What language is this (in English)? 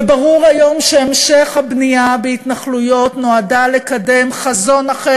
Hebrew